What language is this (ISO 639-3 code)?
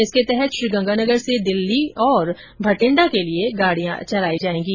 hin